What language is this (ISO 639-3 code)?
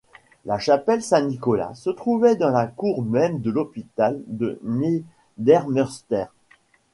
fra